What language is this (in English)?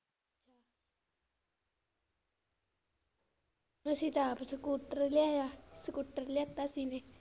Punjabi